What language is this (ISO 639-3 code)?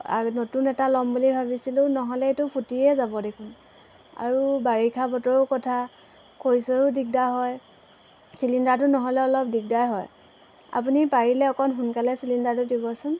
asm